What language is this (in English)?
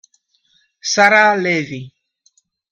Italian